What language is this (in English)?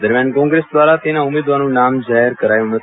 Gujarati